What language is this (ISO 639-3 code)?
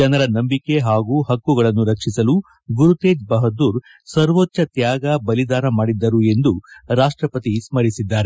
kan